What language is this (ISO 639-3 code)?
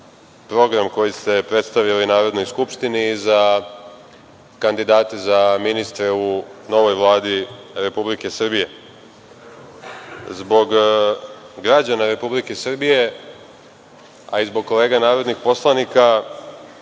srp